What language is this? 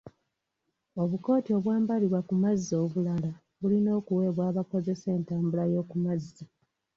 Ganda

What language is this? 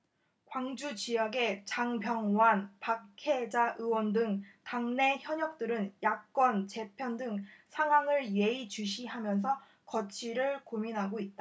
Korean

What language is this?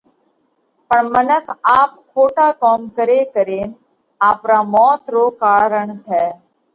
Parkari Koli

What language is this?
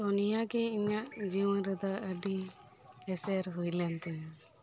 Santali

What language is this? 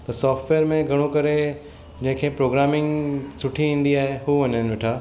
Sindhi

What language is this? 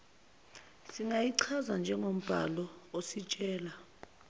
Zulu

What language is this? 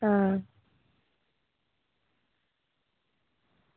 Dogri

